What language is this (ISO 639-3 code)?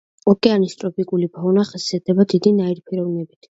kat